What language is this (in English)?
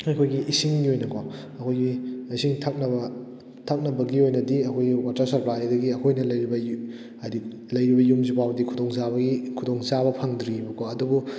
Manipuri